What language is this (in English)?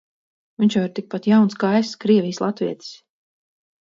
Latvian